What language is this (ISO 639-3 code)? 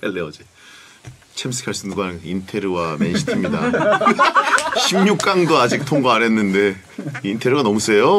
kor